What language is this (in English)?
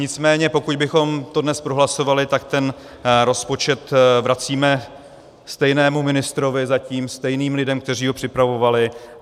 Czech